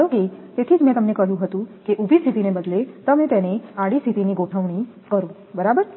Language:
Gujarati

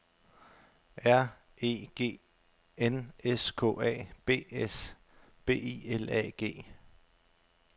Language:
Danish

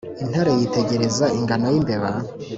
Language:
Kinyarwanda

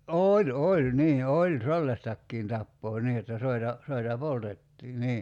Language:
Finnish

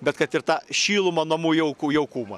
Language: Lithuanian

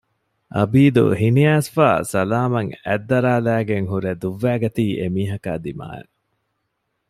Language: Divehi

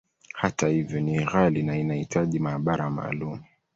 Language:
Swahili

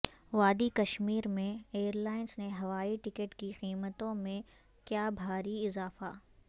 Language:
Urdu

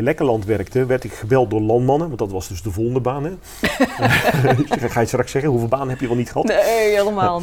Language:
Dutch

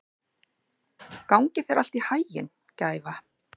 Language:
Icelandic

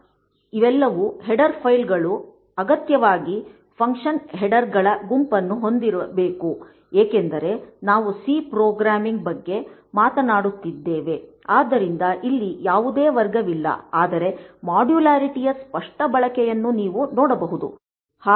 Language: Kannada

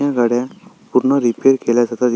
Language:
Marathi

